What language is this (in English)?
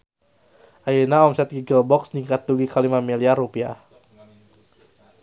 Sundanese